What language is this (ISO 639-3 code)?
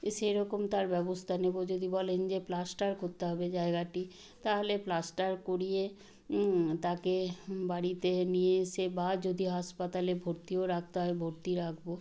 ben